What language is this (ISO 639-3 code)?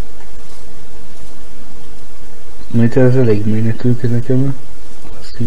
hun